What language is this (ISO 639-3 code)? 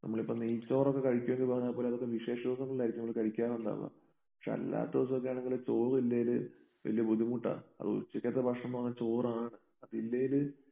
mal